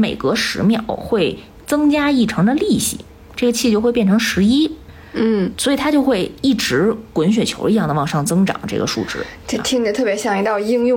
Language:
Chinese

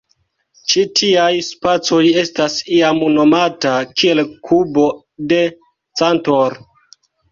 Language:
Esperanto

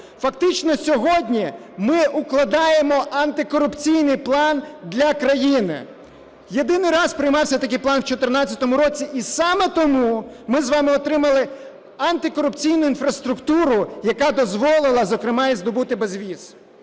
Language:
Ukrainian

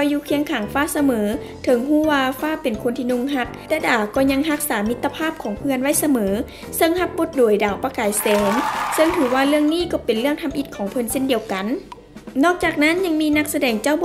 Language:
Thai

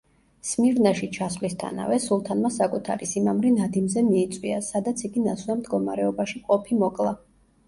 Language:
Georgian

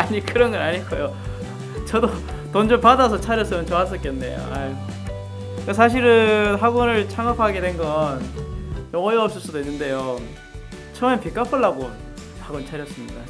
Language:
Korean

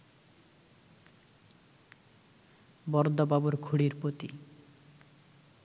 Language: Bangla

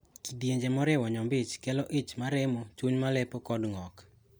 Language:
Luo (Kenya and Tanzania)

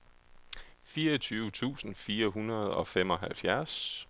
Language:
Danish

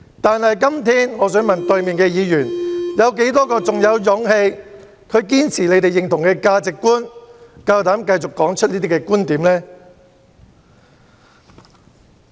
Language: Cantonese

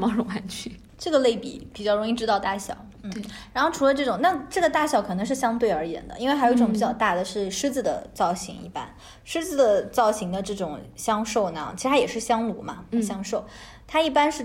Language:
Chinese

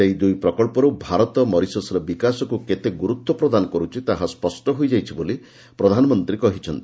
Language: Odia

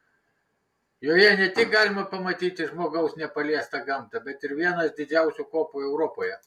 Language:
Lithuanian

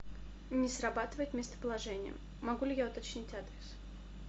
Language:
Russian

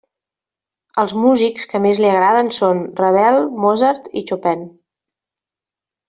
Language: Catalan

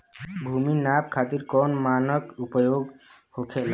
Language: Bhojpuri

